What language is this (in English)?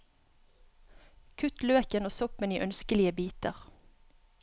Norwegian